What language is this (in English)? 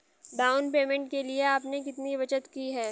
Hindi